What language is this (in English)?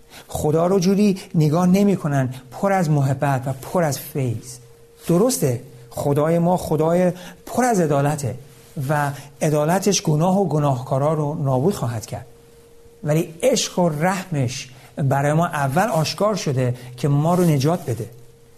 Persian